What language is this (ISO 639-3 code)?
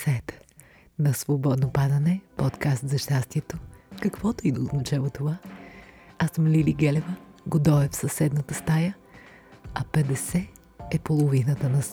bul